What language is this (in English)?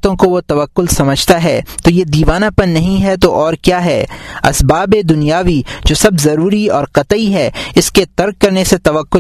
Urdu